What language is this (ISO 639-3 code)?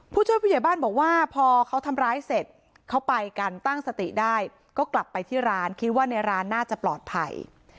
tha